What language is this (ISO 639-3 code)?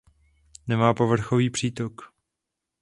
ces